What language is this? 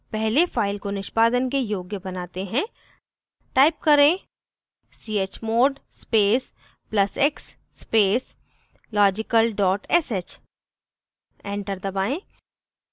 Hindi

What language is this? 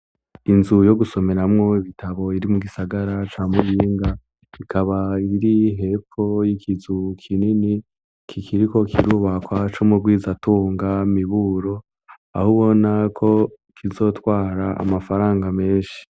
Rundi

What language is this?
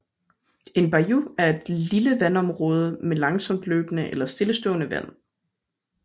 Danish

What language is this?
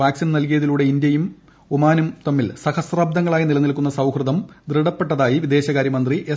Malayalam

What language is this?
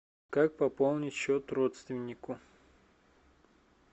Russian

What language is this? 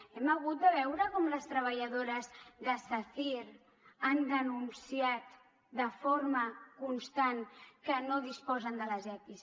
Catalan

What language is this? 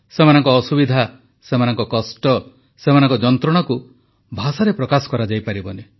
Odia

